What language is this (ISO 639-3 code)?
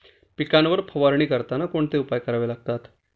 mar